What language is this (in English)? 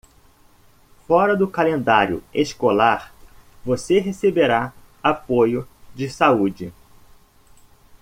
Portuguese